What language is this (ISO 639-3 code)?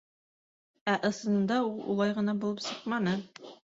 bak